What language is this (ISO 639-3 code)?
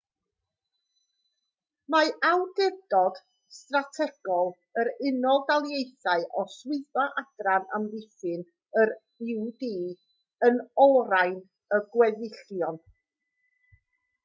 cym